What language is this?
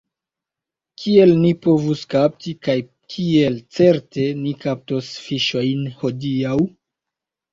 Esperanto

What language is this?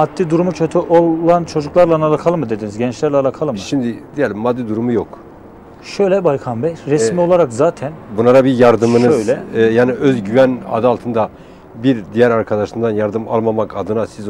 Turkish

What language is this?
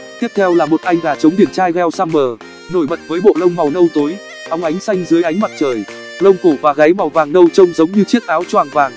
Vietnamese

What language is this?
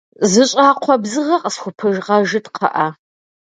Kabardian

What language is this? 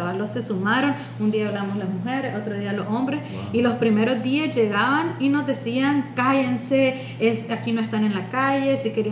Spanish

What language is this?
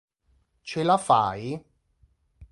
Italian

